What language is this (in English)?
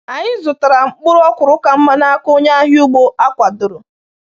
Igbo